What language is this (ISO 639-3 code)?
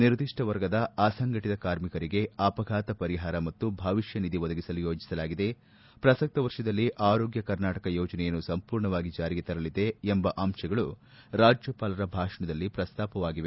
kan